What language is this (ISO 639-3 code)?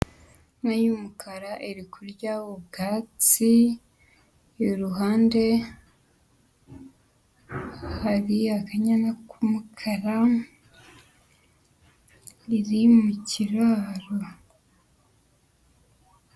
kin